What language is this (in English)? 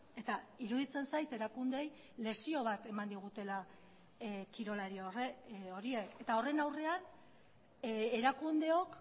Basque